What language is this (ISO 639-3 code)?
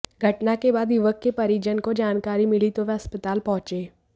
hin